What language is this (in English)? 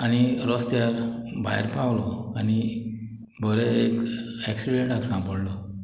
Konkani